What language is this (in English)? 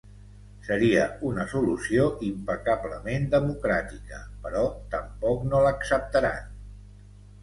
Catalan